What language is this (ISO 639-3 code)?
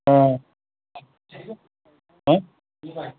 asm